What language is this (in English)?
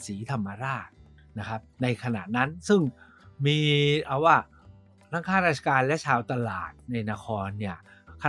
Thai